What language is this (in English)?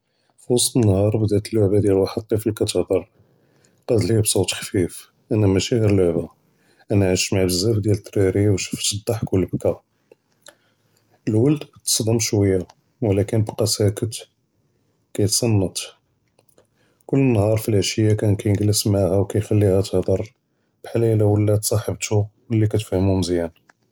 Judeo-Arabic